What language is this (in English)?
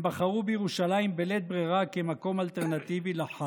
Hebrew